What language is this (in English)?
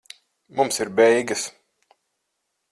Latvian